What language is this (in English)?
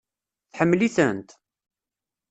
Kabyle